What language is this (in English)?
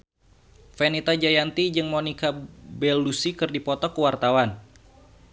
Sundanese